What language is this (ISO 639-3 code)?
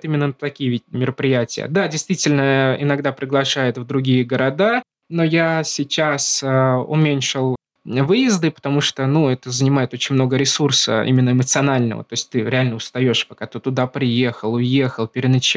rus